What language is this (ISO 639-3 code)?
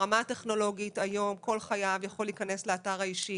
heb